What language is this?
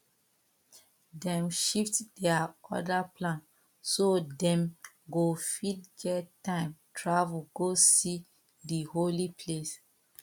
Nigerian Pidgin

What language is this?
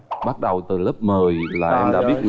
Vietnamese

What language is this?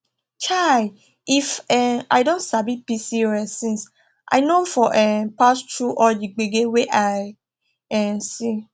Nigerian Pidgin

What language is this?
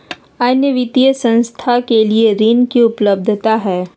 Magahi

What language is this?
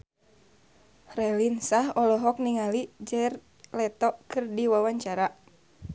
Sundanese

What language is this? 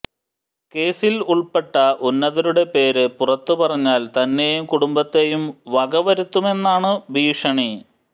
Malayalam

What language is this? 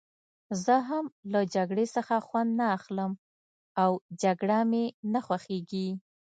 Pashto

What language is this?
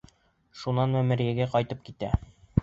Bashkir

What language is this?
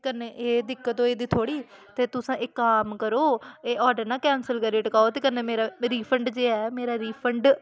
Dogri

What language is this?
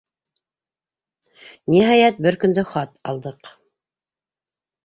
Bashkir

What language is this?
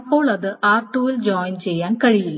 Malayalam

